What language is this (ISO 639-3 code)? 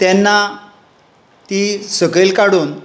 kok